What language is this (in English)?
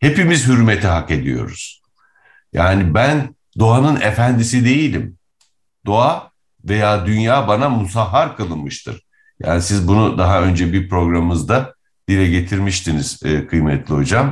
Turkish